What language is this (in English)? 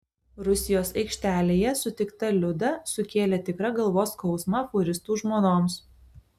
Lithuanian